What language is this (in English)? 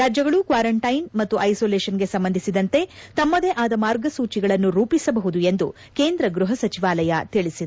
Kannada